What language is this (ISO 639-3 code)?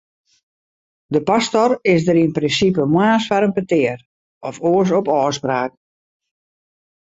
fry